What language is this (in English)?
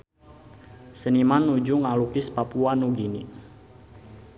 Sundanese